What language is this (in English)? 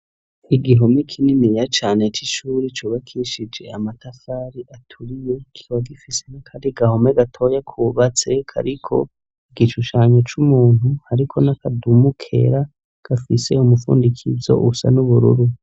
Rundi